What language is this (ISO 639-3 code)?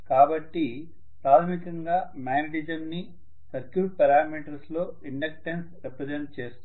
tel